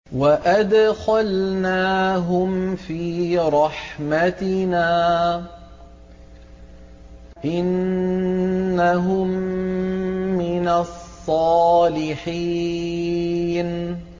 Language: Arabic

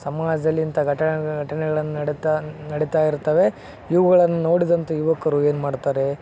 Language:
Kannada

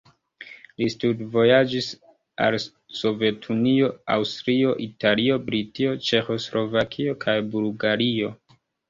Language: Esperanto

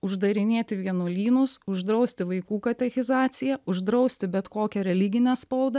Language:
Lithuanian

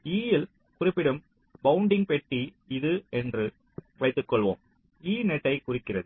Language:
Tamil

